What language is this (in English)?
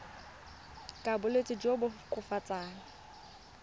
Tswana